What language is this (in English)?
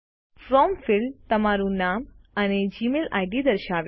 Gujarati